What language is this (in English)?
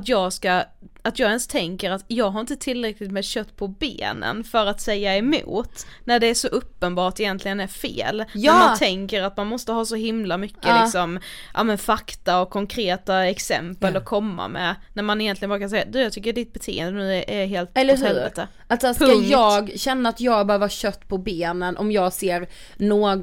Swedish